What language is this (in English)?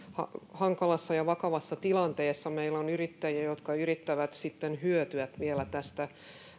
Finnish